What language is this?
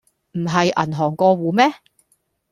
Cantonese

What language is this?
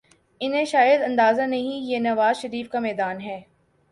Urdu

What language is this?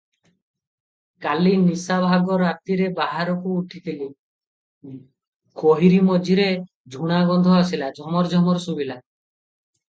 Odia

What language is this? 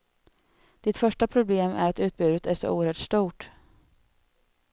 Swedish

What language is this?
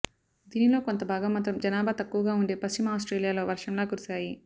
Telugu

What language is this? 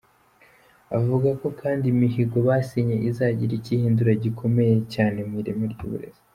Kinyarwanda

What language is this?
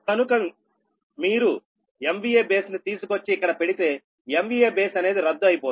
Telugu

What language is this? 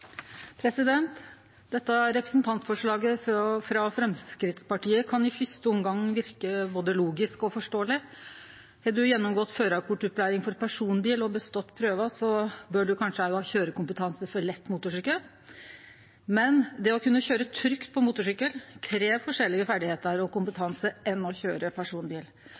Norwegian Nynorsk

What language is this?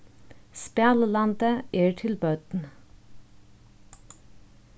Faroese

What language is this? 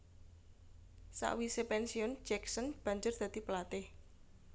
Javanese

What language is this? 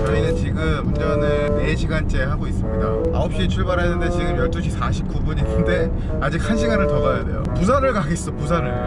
Korean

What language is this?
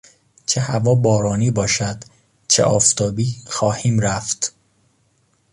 Persian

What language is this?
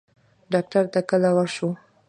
Pashto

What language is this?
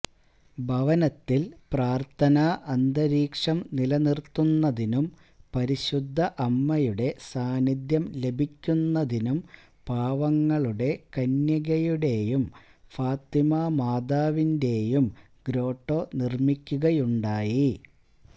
Malayalam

